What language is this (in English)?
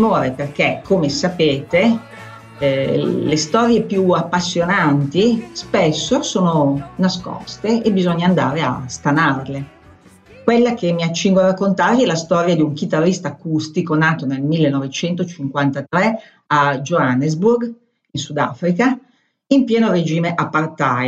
Italian